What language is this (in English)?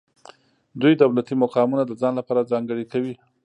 Pashto